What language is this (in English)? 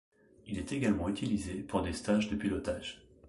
French